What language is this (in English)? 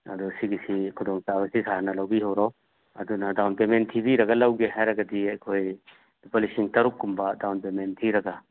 Manipuri